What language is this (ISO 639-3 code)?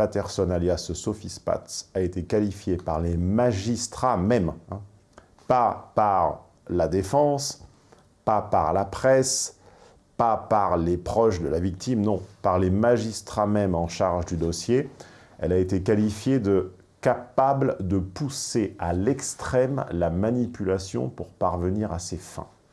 fra